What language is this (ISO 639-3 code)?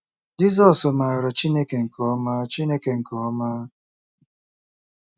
ibo